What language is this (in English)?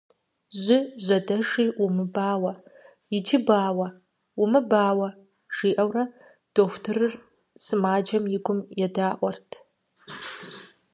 Kabardian